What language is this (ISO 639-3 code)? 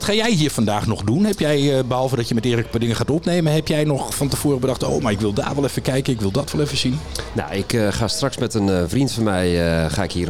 nld